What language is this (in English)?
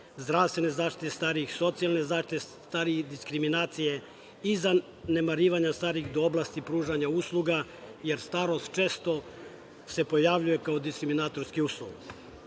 Serbian